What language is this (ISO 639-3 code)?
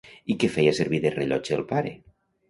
cat